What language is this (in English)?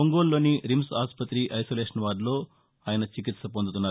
Telugu